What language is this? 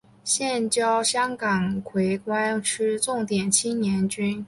Chinese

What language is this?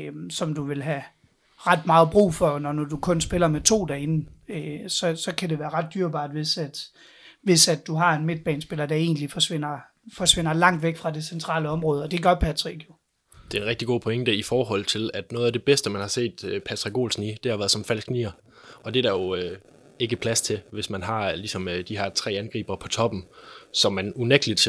Danish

